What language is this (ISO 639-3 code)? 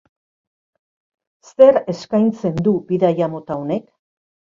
eus